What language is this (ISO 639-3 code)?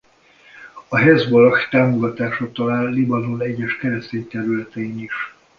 hun